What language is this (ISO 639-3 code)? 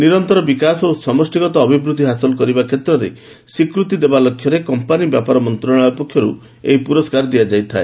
ori